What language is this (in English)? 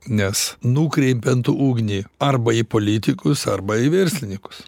Lithuanian